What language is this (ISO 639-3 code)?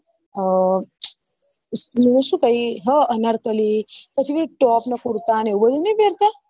guj